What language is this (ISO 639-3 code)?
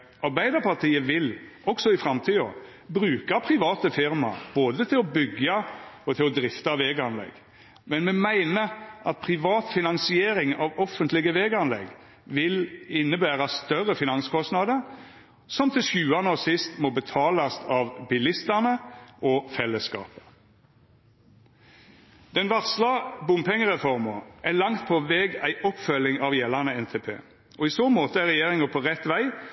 nno